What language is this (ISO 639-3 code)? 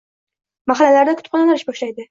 uzb